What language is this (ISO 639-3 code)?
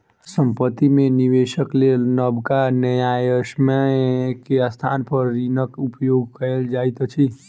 mai